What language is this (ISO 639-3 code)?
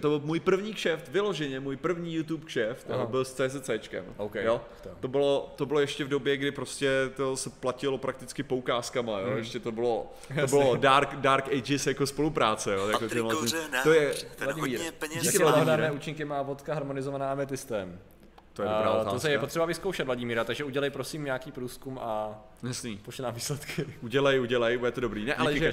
ces